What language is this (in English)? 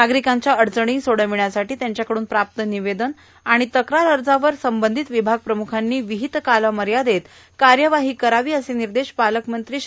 Marathi